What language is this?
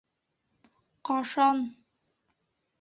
Bashkir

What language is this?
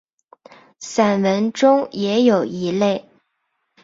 Chinese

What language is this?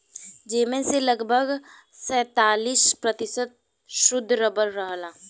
Bhojpuri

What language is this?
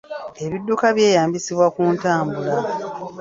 Ganda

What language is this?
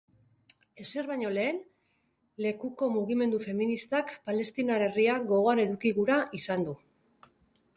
Basque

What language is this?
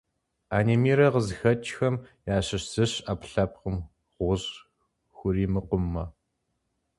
Kabardian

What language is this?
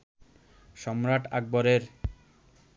Bangla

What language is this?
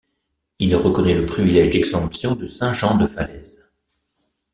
French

